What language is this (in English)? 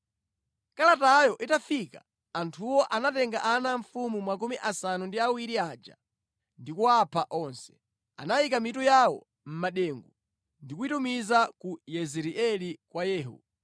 Nyanja